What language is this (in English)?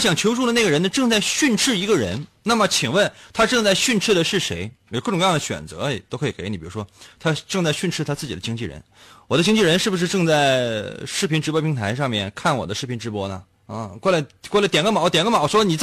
Chinese